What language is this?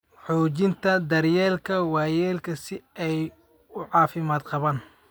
Somali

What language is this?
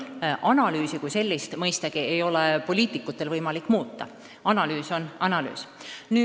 Estonian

